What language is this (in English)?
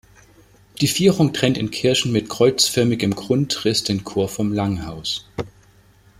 German